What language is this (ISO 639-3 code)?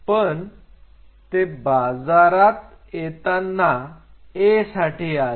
mar